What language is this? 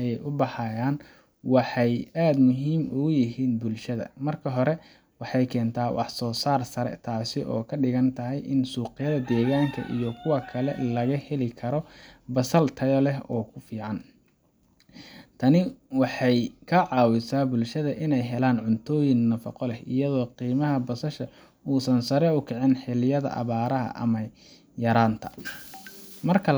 Somali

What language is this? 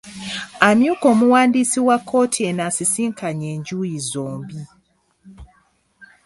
Ganda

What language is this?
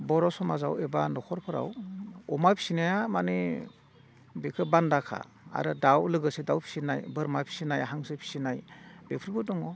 Bodo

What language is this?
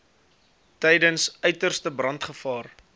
Afrikaans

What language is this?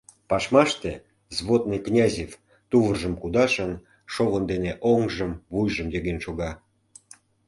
Mari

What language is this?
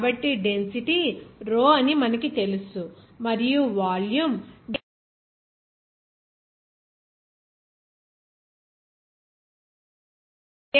Telugu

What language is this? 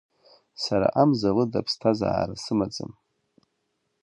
Abkhazian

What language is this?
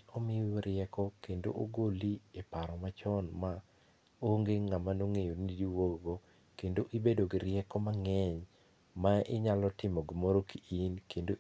Luo (Kenya and Tanzania)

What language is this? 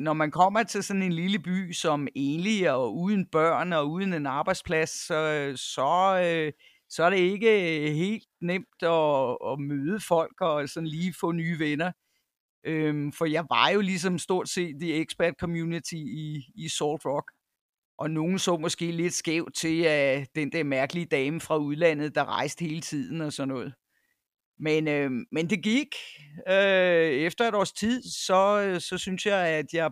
Danish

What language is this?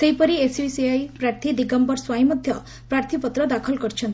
Odia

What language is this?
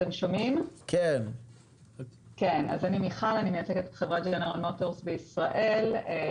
Hebrew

